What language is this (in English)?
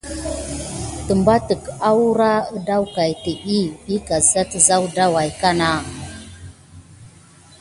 Gidar